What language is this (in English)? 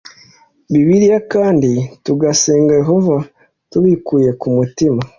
Kinyarwanda